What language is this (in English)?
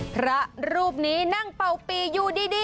Thai